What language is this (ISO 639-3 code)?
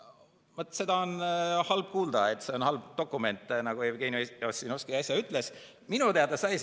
est